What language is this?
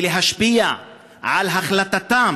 Hebrew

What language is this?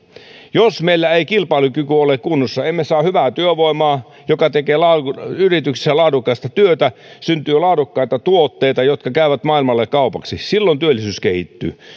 Finnish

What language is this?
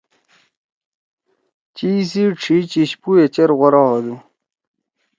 Torwali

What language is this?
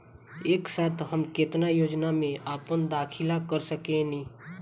Bhojpuri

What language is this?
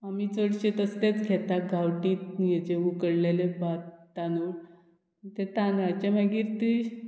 Konkani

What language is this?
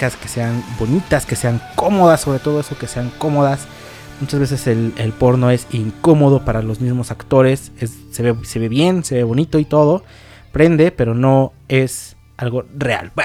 Spanish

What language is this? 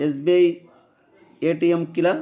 Sanskrit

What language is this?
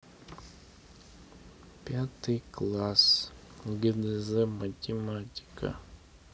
Russian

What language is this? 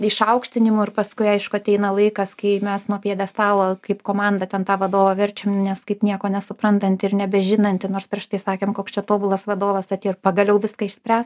Lithuanian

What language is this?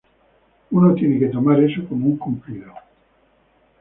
Spanish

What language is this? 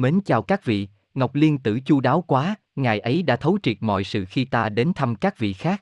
Vietnamese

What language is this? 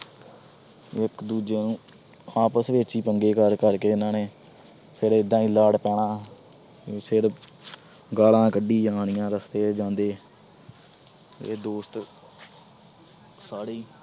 Punjabi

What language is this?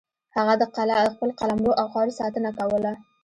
Pashto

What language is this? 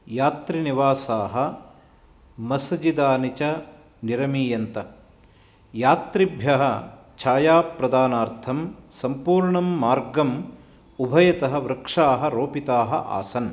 Sanskrit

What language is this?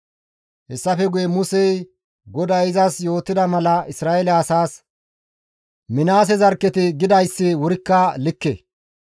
Gamo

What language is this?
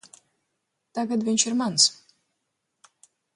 Latvian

